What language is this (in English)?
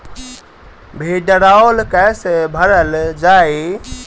Bhojpuri